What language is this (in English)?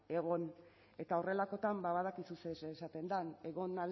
Basque